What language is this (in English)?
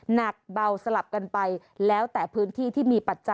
Thai